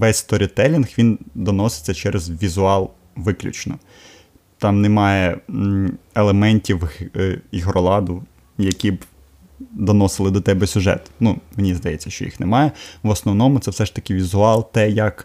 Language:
Ukrainian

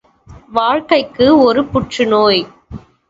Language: Tamil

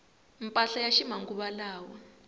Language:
Tsonga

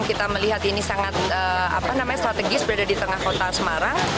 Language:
Indonesian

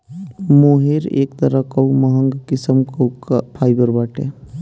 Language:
Bhojpuri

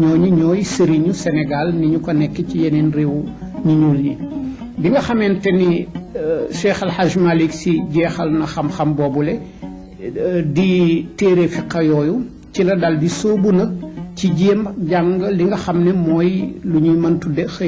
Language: French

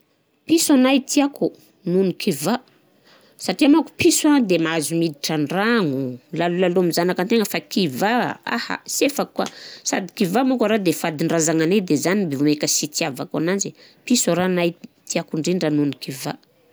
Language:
Southern Betsimisaraka Malagasy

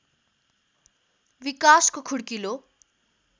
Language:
Nepali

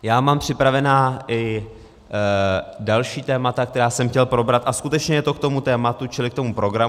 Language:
Czech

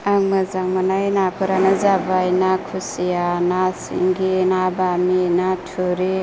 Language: Bodo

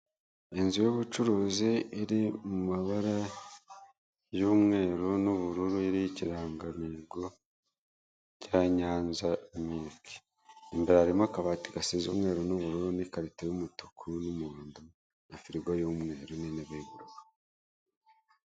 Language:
Kinyarwanda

